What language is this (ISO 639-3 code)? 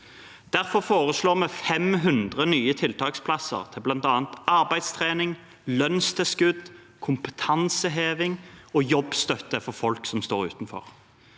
nor